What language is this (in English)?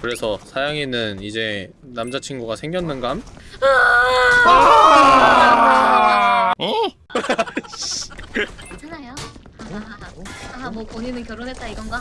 Korean